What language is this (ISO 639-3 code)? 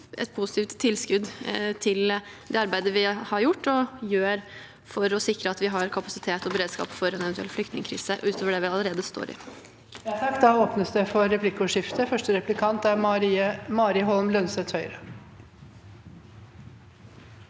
nor